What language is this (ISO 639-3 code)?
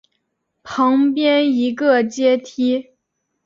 zho